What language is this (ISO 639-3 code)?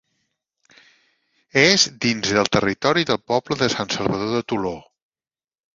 cat